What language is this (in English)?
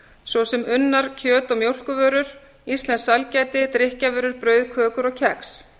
Icelandic